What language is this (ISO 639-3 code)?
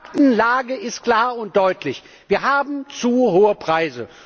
deu